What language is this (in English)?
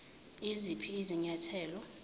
Zulu